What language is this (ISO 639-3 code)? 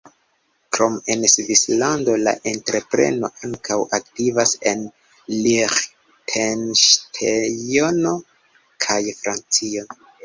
epo